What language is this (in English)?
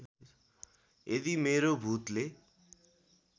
Nepali